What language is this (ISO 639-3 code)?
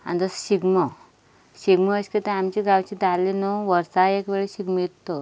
kok